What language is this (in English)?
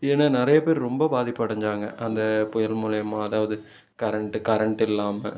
Tamil